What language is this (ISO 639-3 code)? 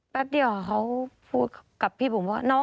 tha